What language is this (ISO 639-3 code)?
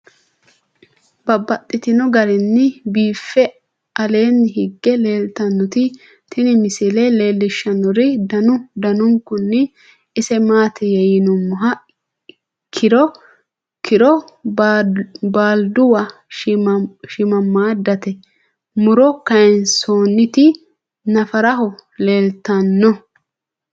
sid